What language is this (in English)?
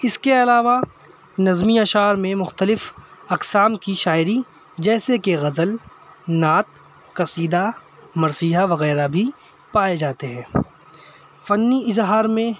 Urdu